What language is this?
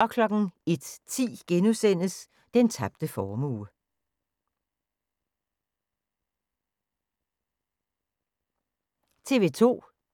Danish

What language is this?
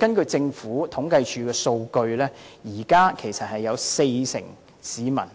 Cantonese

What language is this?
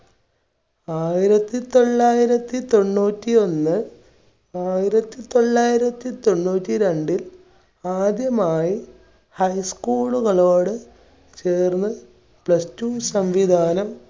Malayalam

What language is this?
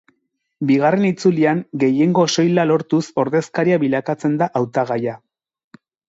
Basque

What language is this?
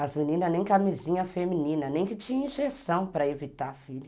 Portuguese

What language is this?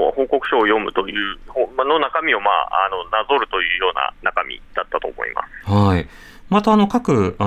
Japanese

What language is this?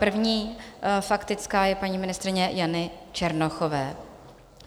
Czech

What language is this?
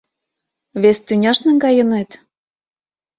Mari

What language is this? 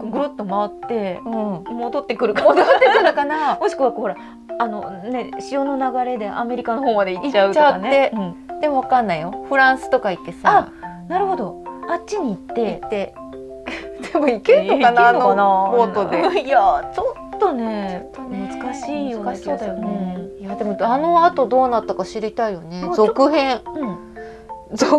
Japanese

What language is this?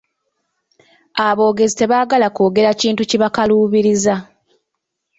Ganda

